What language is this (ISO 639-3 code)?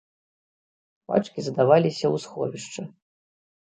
bel